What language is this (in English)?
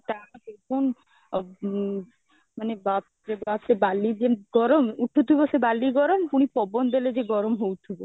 Odia